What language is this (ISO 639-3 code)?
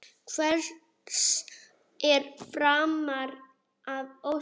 isl